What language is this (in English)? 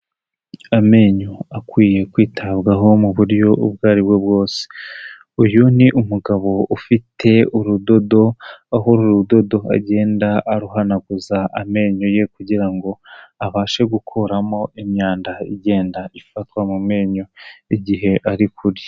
Kinyarwanda